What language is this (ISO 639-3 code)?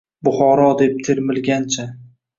uzb